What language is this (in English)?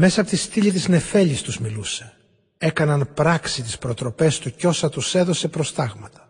Greek